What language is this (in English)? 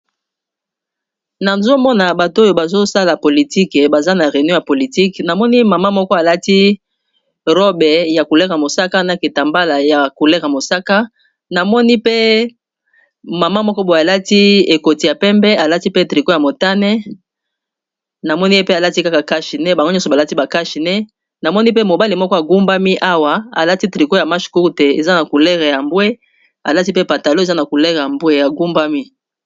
Lingala